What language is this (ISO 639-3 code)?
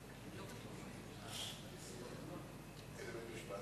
heb